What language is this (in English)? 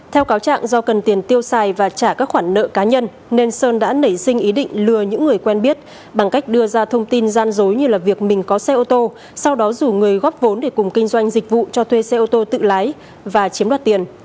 Vietnamese